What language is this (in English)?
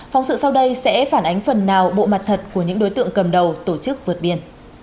Vietnamese